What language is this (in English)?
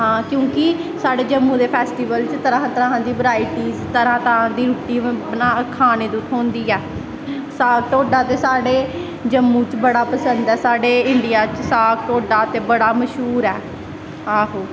Dogri